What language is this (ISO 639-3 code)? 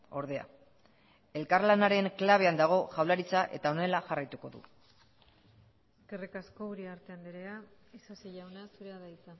eus